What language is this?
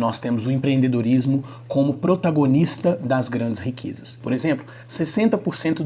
Portuguese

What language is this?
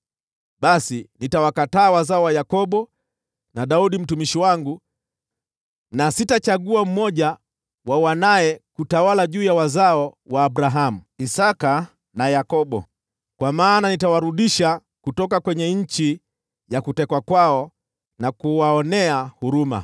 Swahili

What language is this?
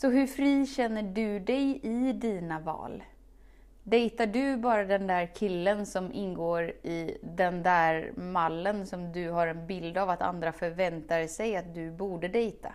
Swedish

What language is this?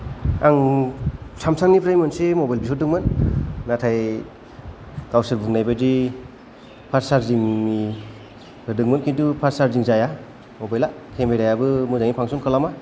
Bodo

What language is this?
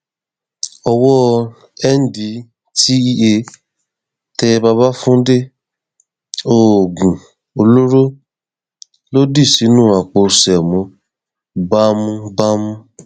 Yoruba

